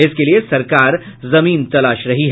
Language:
Hindi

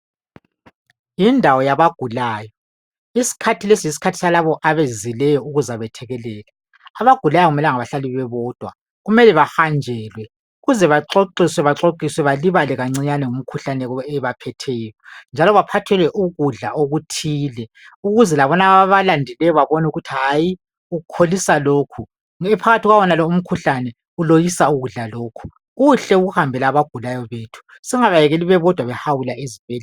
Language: North Ndebele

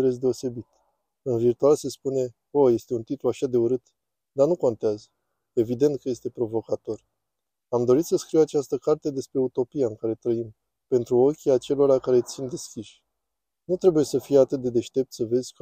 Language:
Romanian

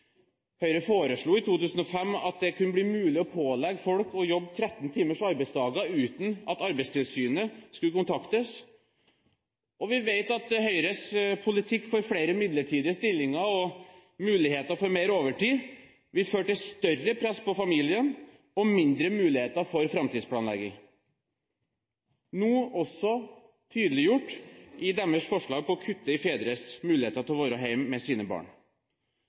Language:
Norwegian Bokmål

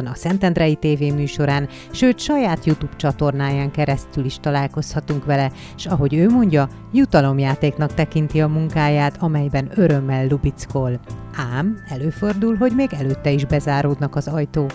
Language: Hungarian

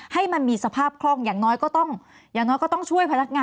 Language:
Thai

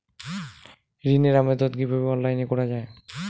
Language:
Bangla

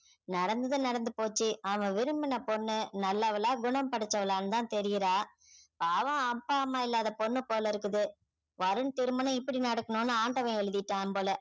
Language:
Tamil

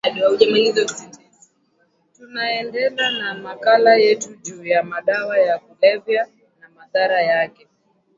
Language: Swahili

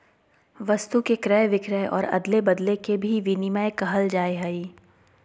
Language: Magahi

